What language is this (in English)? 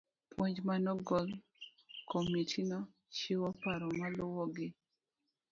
Luo (Kenya and Tanzania)